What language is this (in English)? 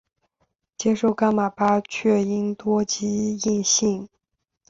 Chinese